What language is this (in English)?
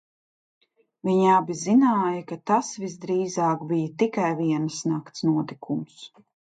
Latvian